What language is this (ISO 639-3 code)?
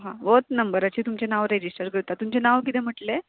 kok